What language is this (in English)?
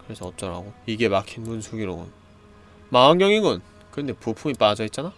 Korean